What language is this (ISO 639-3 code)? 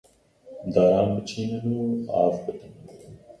kur